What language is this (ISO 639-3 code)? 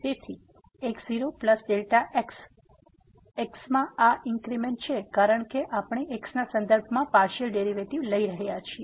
guj